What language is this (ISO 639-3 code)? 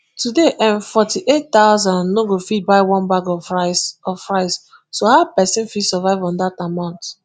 pcm